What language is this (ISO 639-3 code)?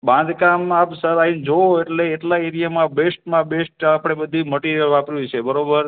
guj